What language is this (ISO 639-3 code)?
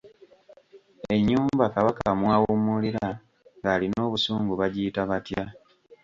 lug